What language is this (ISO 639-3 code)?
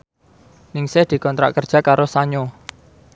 jav